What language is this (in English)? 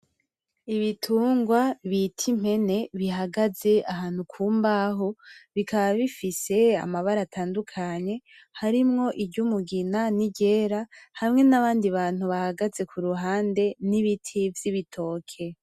Rundi